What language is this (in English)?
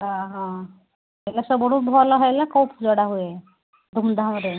Odia